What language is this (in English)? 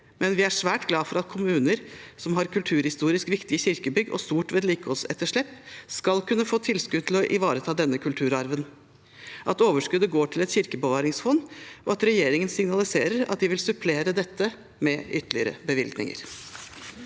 Norwegian